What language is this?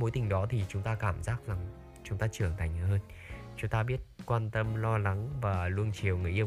Vietnamese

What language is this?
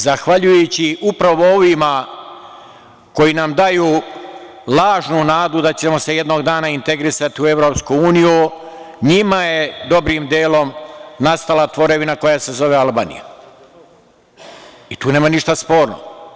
Serbian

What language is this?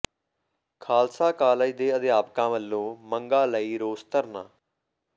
Punjabi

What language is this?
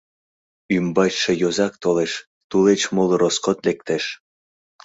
Mari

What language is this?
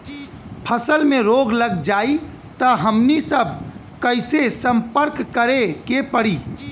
Bhojpuri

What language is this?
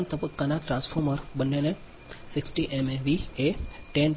Gujarati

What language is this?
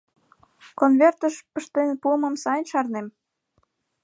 Mari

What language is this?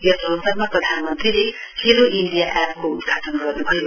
Nepali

